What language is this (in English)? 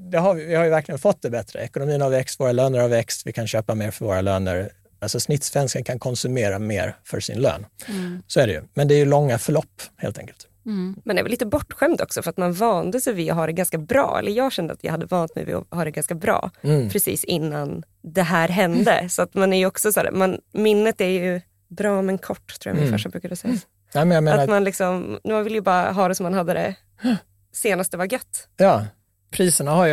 Swedish